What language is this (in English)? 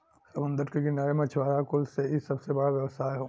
Bhojpuri